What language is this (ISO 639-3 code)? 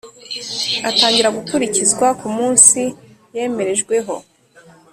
kin